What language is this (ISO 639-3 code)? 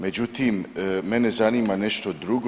hrv